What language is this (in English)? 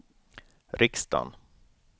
Swedish